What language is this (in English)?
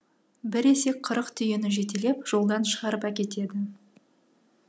Kazakh